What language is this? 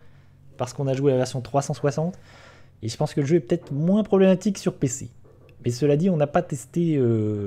French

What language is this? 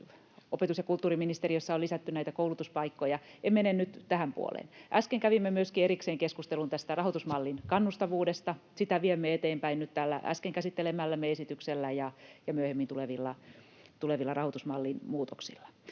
Finnish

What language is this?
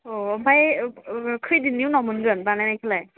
Bodo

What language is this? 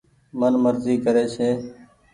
Goaria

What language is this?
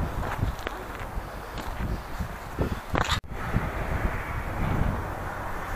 Turkish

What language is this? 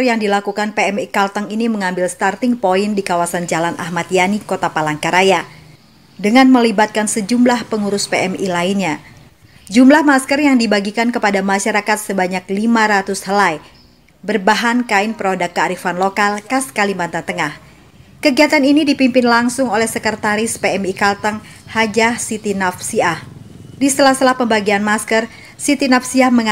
Indonesian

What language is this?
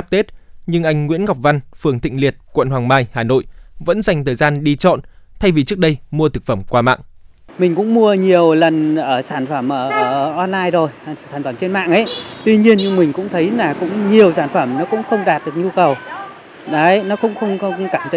Vietnamese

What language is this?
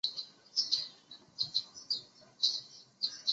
Chinese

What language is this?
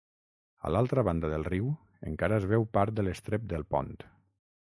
Catalan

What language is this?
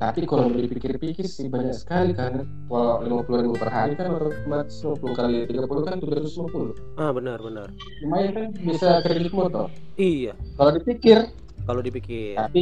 Indonesian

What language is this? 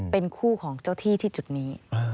Thai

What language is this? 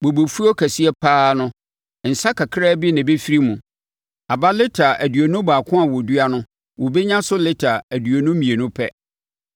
Akan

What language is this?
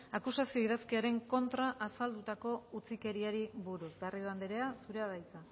Basque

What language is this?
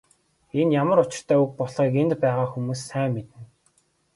Mongolian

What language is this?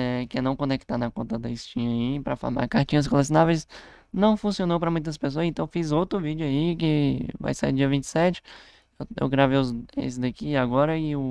Portuguese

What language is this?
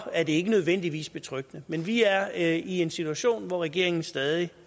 Danish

